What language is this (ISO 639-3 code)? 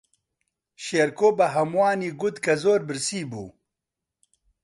ckb